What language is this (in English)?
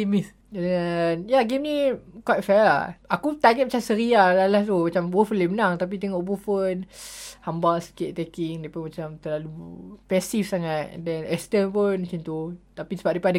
Malay